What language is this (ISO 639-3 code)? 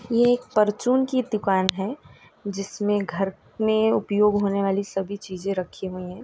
hin